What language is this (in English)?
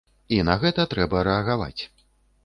Belarusian